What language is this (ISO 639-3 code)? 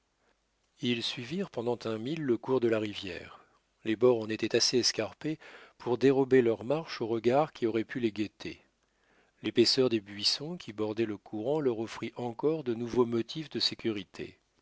fra